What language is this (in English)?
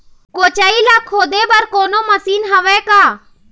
Chhattisgarhi